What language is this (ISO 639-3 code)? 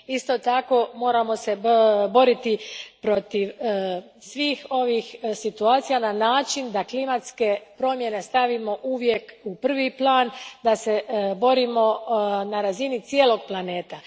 hrv